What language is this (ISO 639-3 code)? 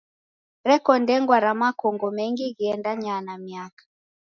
dav